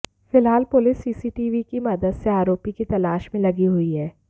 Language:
Hindi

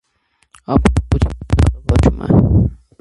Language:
Armenian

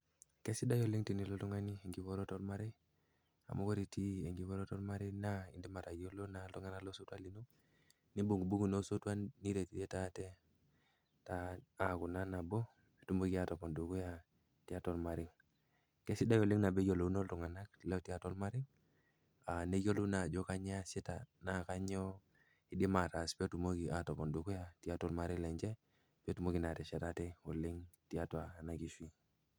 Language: Masai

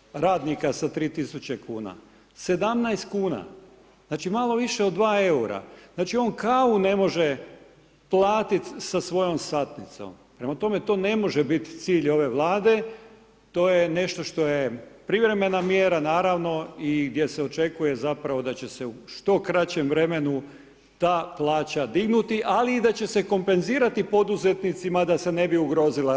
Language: Croatian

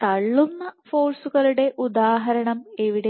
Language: Malayalam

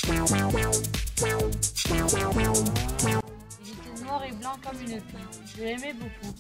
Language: French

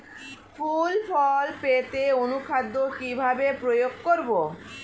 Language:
Bangla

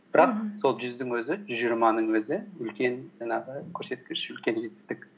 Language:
Kazakh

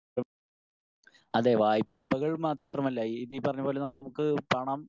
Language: Malayalam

